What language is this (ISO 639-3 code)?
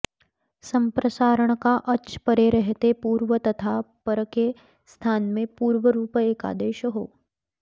san